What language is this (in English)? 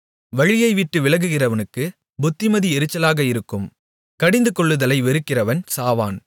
Tamil